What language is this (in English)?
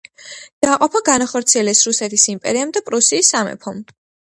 Georgian